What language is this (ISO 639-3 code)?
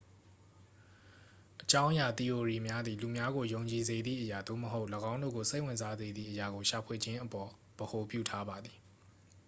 mya